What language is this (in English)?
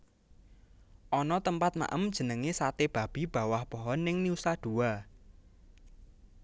Javanese